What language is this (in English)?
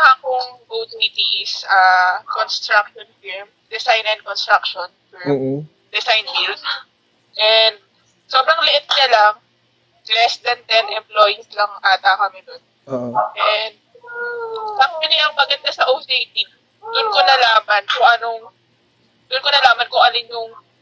Filipino